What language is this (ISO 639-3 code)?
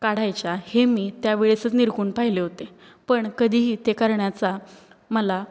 mar